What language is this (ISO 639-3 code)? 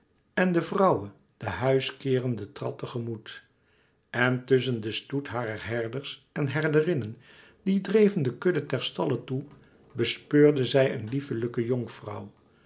nld